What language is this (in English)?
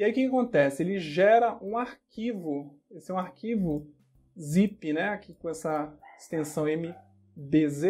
Portuguese